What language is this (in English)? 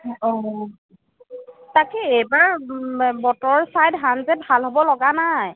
Assamese